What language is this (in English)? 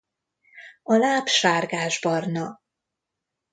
Hungarian